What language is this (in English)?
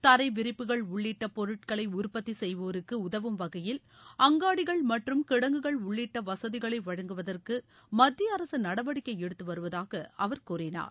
Tamil